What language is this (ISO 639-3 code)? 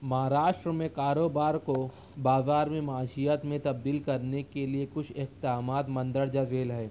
urd